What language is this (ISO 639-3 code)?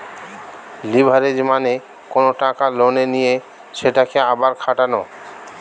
ben